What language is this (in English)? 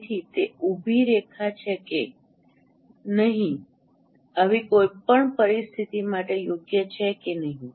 Gujarati